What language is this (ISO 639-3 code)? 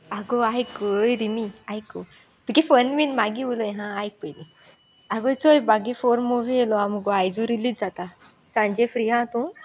kok